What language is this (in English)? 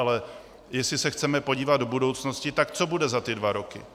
Czech